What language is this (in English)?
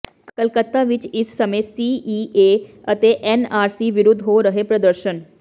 Punjabi